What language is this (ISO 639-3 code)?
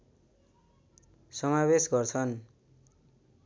nep